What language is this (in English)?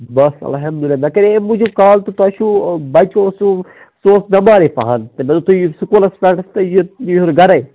Kashmiri